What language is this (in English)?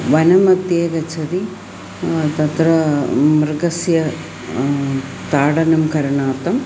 Sanskrit